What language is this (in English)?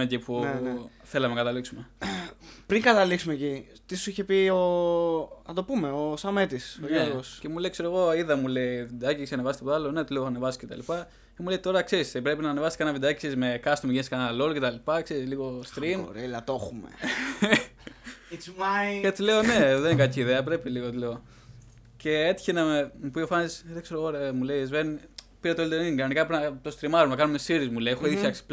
Greek